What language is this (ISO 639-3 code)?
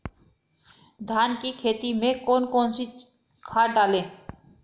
hin